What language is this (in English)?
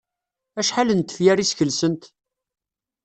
Kabyle